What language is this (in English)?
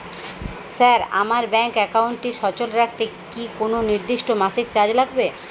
Bangla